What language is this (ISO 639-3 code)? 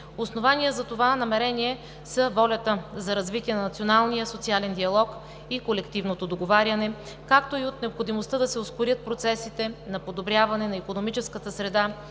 bul